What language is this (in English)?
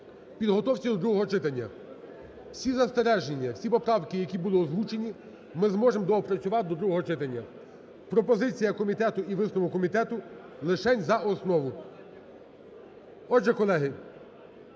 Ukrainian